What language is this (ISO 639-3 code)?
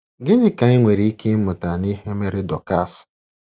ibo